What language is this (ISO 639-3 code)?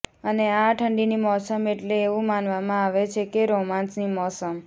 guj